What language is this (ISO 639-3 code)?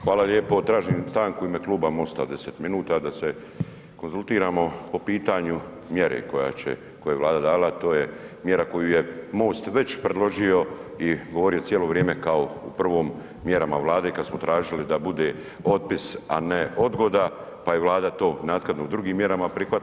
hrv